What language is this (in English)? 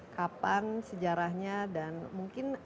Indonesian